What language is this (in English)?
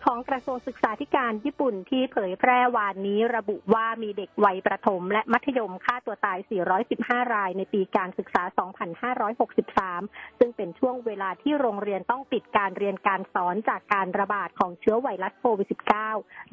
Thai